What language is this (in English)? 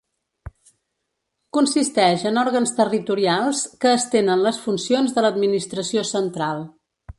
Catalan